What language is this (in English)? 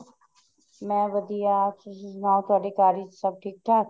Punjabi